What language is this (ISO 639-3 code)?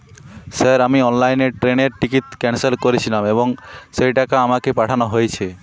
ben